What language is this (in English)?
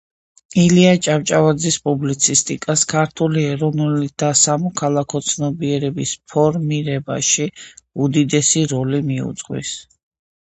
Georgian